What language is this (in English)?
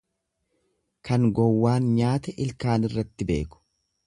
Oromo